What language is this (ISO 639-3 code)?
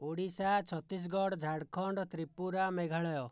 ori